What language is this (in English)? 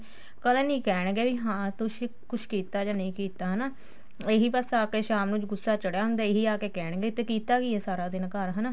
Punjabi